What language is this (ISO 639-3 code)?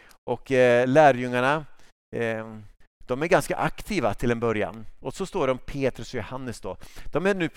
swe